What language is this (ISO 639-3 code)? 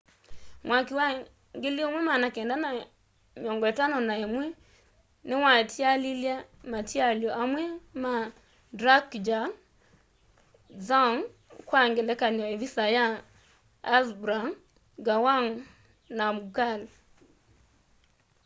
kam